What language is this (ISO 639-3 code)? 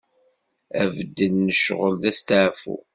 kab